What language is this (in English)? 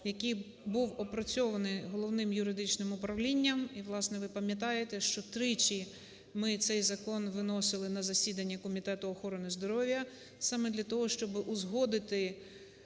Ukrainian